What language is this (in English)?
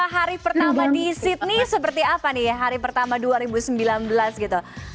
Indonesian